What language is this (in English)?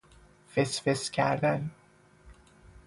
Persian